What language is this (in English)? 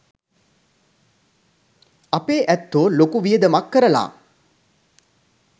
Sinhala